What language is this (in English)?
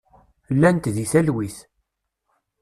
Kabyle